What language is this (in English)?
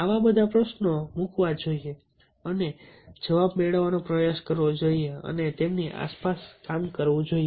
Gujarati